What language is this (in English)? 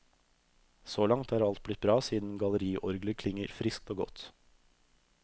Norwegian